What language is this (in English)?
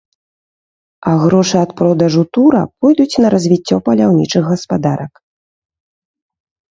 Belarusian